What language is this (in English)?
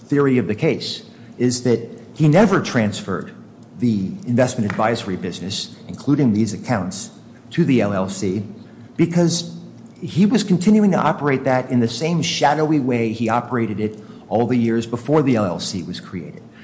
English